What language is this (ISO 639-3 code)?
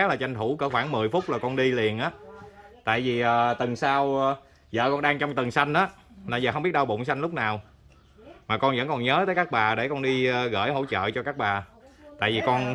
vie